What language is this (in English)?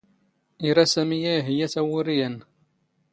Standard Moroccan Tamazight